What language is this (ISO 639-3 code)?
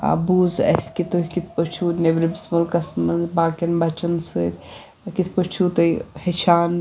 kas